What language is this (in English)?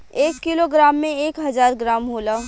Bhojpuri